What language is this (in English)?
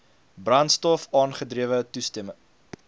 Afrikaans